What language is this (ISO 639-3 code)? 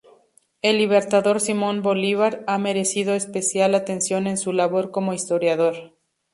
spa